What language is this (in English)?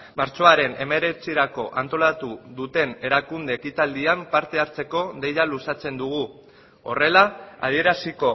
Basque